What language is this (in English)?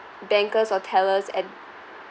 English